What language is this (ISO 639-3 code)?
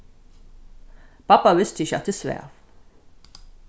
fao